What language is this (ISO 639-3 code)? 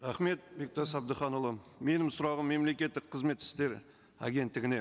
kaz